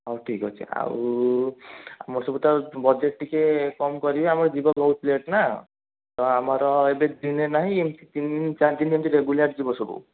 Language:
Odia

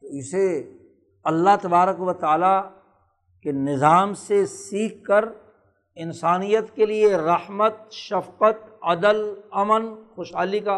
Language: Urdu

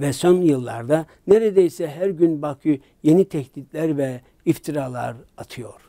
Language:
Turkish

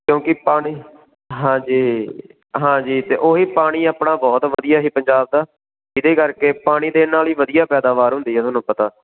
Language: Punjabi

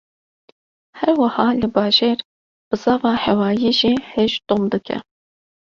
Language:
Kurdish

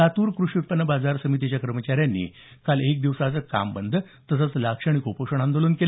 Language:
Marathi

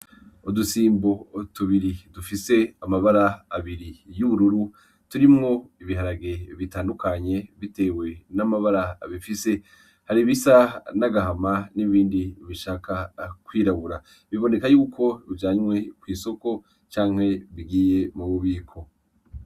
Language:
Rundi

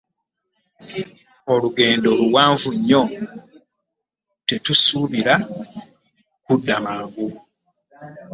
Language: Ganda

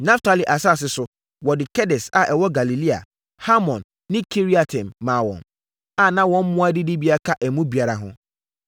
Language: Akan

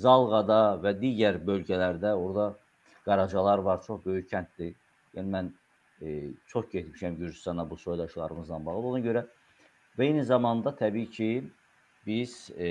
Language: Turkish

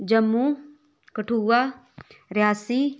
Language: Dogri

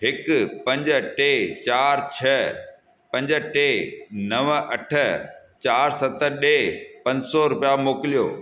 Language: Sindhi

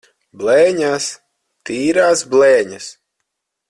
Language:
Latvian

